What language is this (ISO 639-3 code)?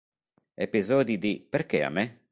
ita